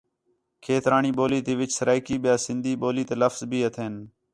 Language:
Khetrani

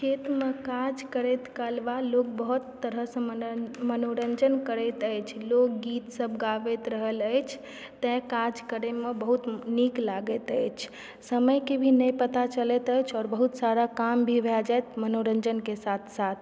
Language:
Maithili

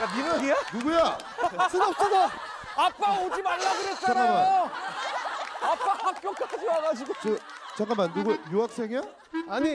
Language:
Korean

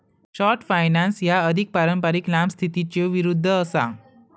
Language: Marathi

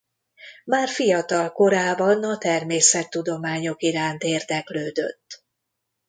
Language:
Hungarian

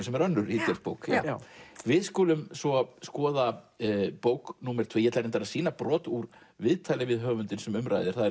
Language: Icelandic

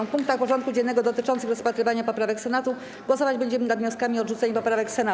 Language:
Polish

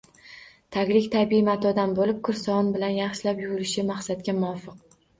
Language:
Uzbek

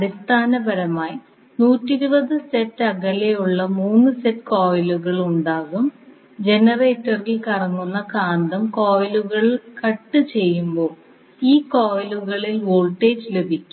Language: Malayalam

